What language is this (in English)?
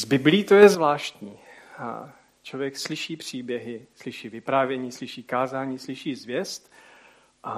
Czech